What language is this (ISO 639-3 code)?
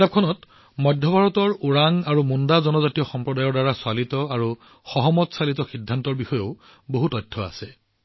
asm